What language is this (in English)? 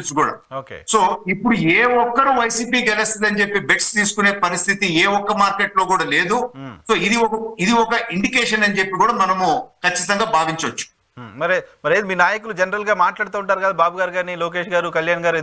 Telugu